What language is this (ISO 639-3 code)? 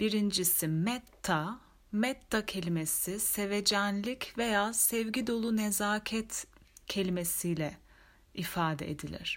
tur